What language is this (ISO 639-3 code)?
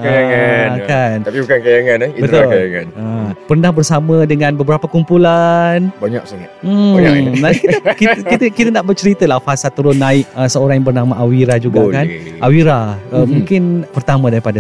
msa